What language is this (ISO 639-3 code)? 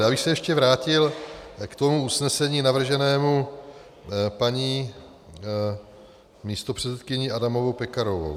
ces